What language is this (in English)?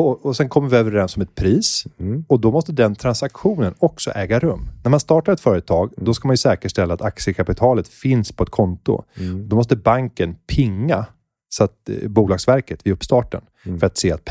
Swedish